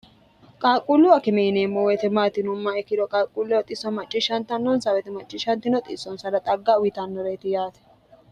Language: Sidamo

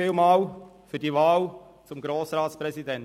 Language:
Swiss German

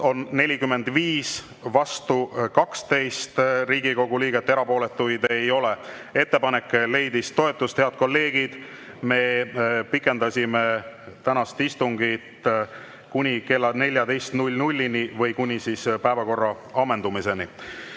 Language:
Estonian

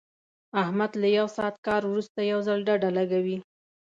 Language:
Pashto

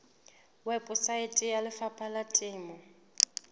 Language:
Southern Sotho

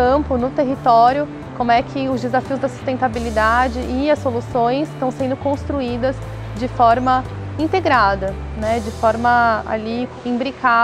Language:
Portuguese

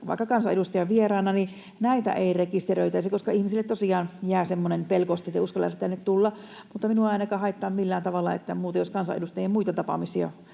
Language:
Finnish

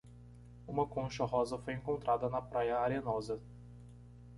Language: Portuguese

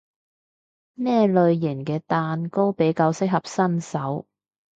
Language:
Cantonese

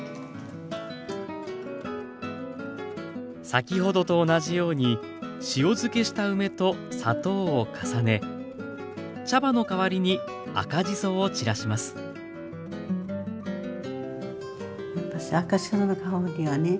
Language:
Japanese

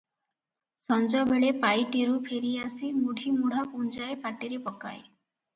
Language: Odia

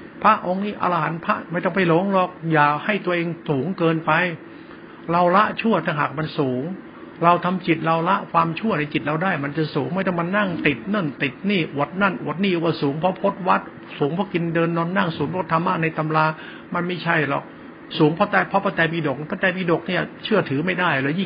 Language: Thai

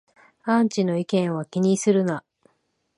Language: Japanese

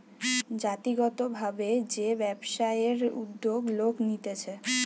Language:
Bangla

